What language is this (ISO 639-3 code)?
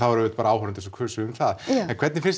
isl